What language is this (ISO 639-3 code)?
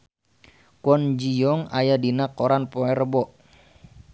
sun